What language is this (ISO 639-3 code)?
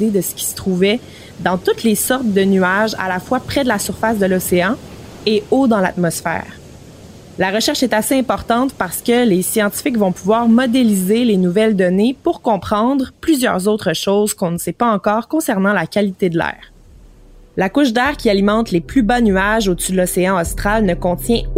fra